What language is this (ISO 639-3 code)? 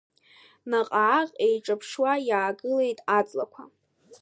abk